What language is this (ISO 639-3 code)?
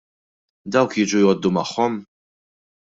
mlt